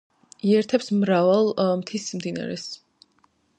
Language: Georgian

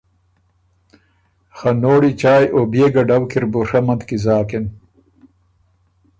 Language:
Ormuri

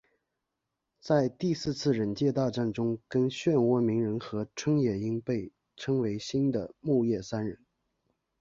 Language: Chinese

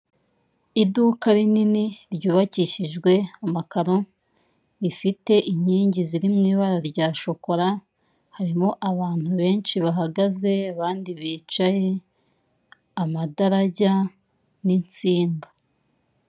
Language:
Kinyarwanda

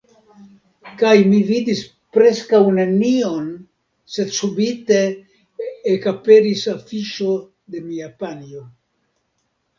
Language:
Esperanto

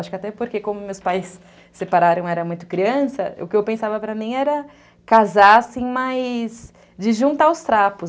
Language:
Portuguese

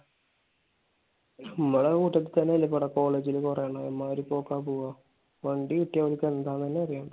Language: Malayalam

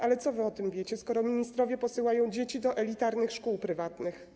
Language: Polish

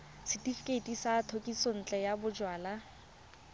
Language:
Tswana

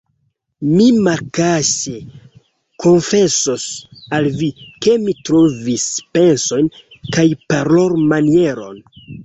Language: Esperanto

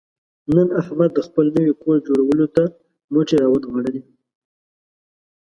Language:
Pashto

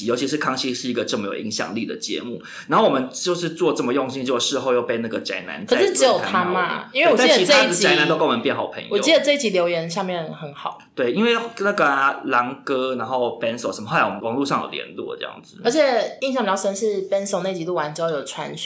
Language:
Chinese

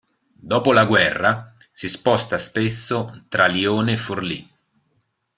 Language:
Italian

